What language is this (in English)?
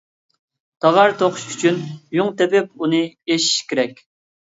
Uyghur